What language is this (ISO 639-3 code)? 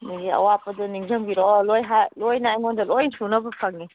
mni